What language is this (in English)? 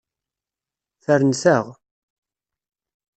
Kabyle